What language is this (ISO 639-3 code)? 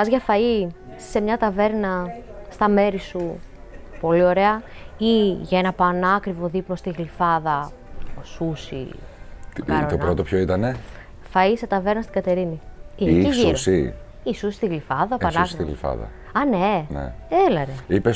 ell